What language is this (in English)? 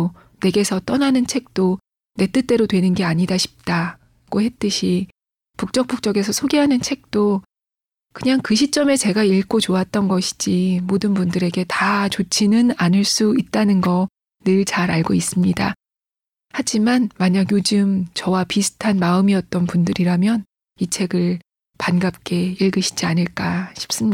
Korean